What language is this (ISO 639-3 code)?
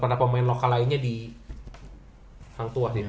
ind